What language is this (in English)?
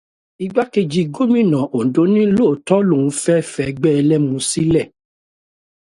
Yoruba